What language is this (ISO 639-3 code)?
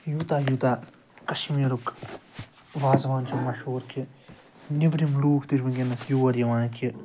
kas